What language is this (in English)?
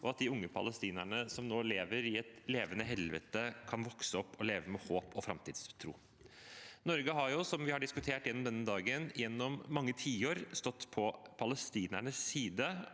Norwegian